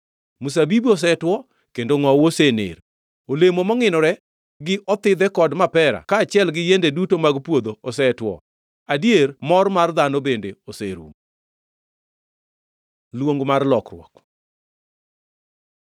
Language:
Luo (Kenya and Tanzania)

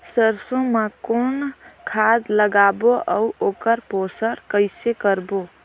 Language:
Chhattisgarhi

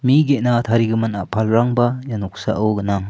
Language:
Garo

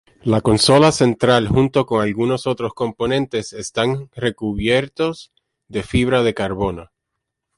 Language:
Spanish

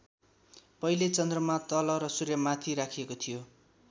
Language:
Nepali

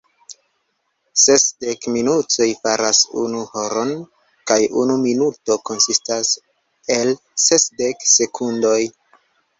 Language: Esperanto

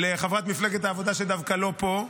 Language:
Hebrew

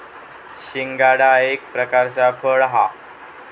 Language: Marathi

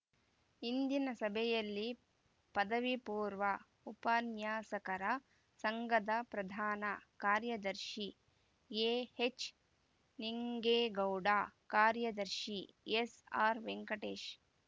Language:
Kannada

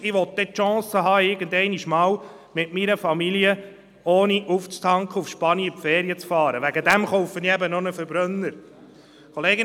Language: Swiss German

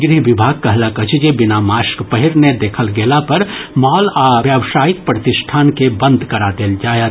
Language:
Maithili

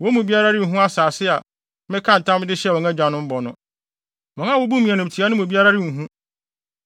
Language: Akan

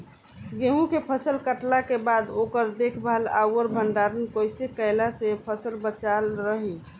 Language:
Bhojpuri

